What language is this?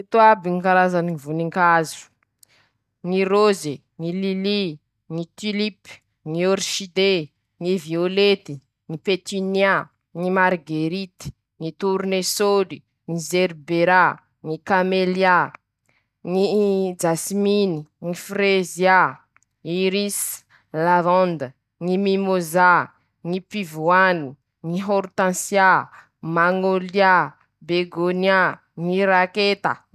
Masikoro Malagasy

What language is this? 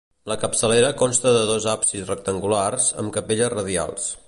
Catalan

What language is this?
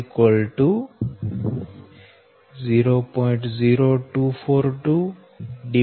Gujarati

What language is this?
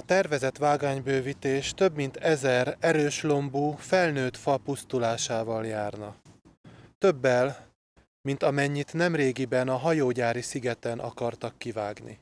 Hungarian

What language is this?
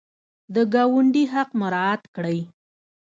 Pashto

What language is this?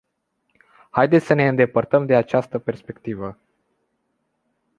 Romanian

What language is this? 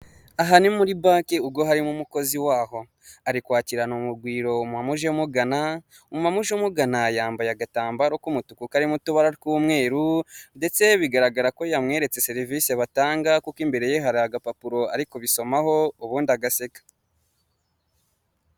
Kinyarwanda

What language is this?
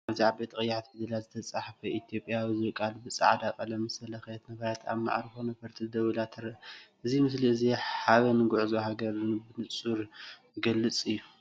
Tigrinya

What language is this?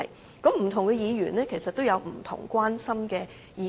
Cantonese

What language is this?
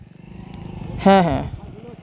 Santali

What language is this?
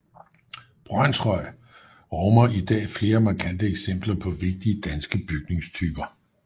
Danish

